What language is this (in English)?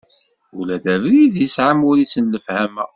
Kabyle